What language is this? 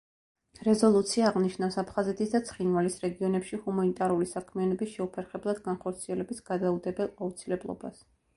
Georgian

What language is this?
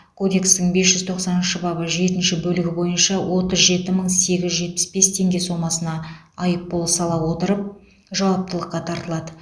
Kazakh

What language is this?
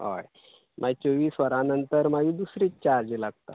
Konkani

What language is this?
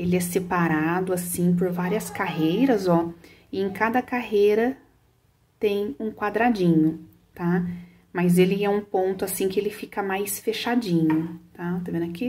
Portuguese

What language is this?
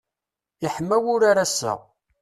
Kabyle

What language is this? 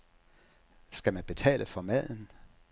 Danish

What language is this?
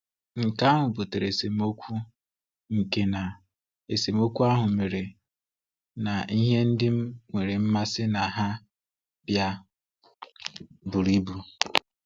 Igbo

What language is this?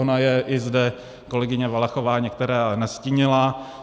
Czech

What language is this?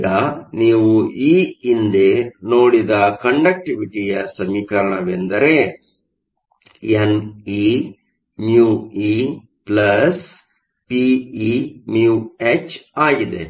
Kannada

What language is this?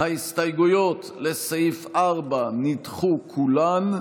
Hebrew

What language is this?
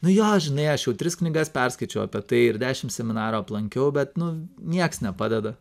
Lithuanian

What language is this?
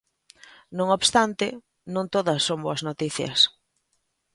Galician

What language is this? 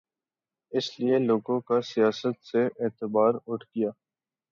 Urdu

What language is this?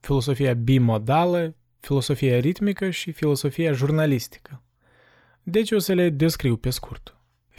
Romanian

